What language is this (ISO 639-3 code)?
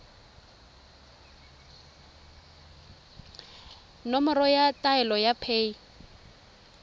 tsn